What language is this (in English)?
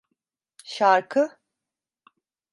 Turkish